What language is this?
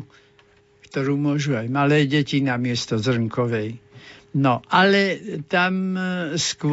Slovak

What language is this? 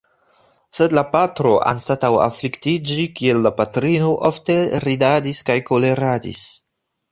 Esperanto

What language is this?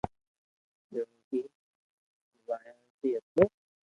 Loarki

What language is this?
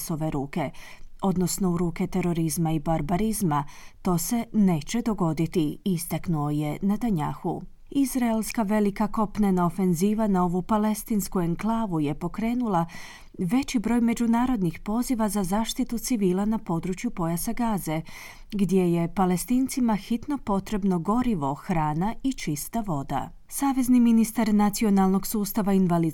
Croatian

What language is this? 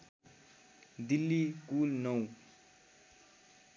Nepali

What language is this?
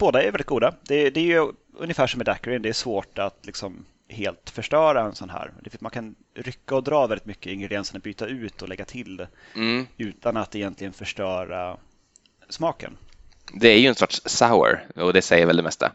Swedish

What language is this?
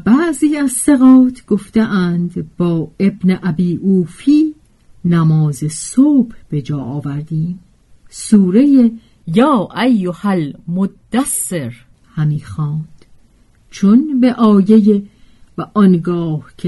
Persian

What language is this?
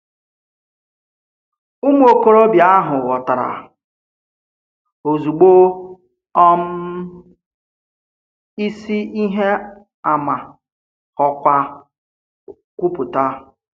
Igbo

